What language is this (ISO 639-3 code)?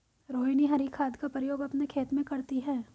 hin